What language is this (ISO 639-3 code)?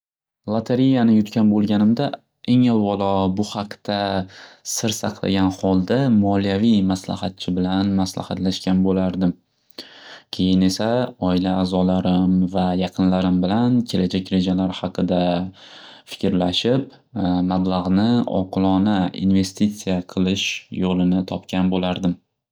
uzb